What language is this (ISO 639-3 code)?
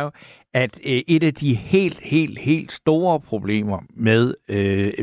dan